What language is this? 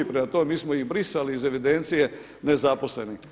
Croatian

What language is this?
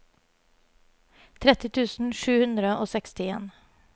Norwegian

